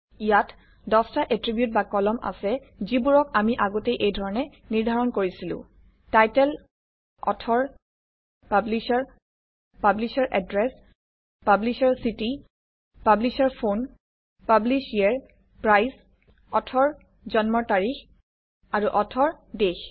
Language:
Assamese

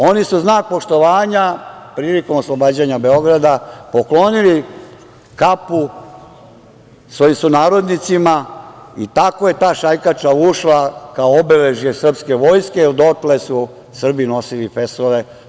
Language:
Serbian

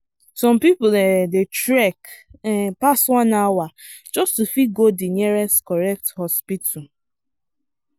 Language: Nigerian Pidgin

